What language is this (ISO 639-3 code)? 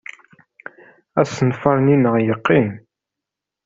kab